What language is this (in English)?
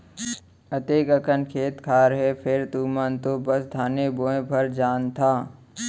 Chhattisgarhi